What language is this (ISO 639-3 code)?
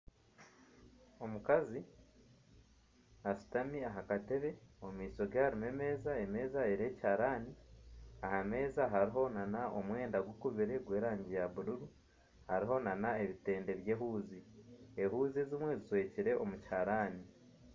nyn